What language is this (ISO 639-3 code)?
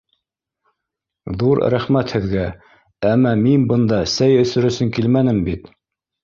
bak